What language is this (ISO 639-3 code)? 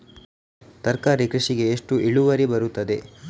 kan